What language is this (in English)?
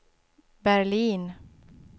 Swedish